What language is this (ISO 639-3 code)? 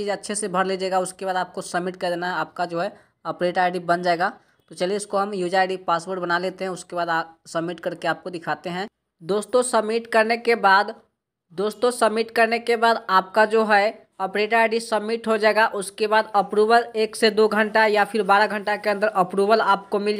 hin